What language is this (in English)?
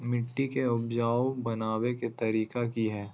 Magahi